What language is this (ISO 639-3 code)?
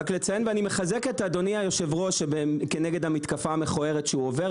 heb